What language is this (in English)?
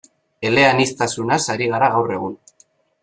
Basque